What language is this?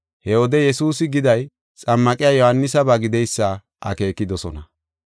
Gofa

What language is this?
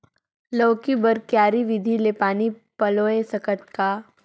Chhattisgarhi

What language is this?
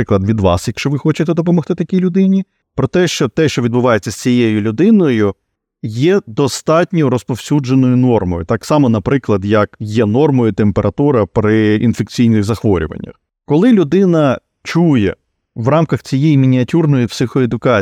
Ukrainian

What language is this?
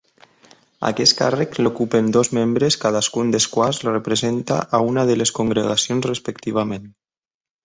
Catalan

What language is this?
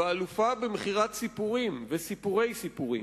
Hebrew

